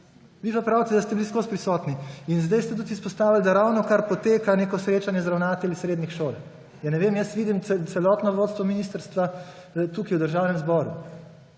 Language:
Slovenian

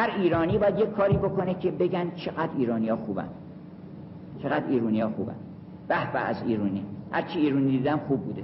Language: Persian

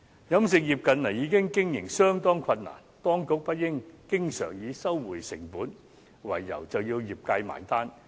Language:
Cantonese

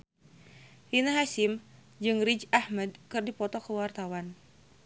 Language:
Sundanese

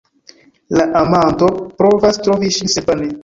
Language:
Esperanto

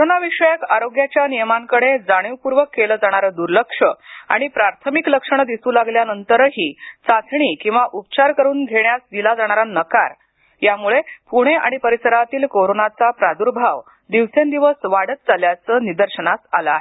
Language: Marathi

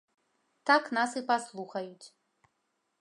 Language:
Belarusian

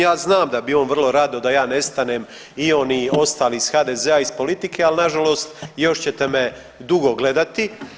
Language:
Croatian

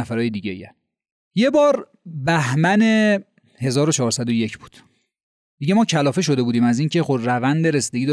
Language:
Persian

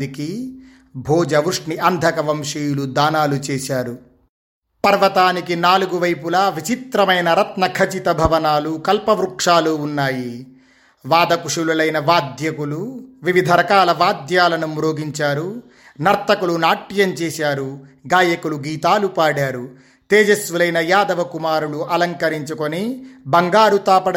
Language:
Telugu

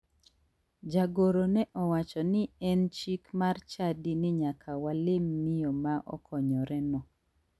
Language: Luo (Kenya and Tanzania)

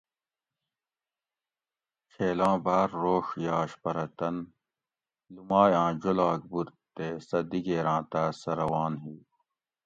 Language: Gawri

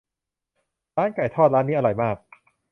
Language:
Thai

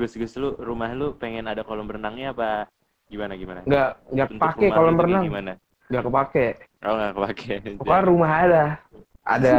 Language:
Indonesian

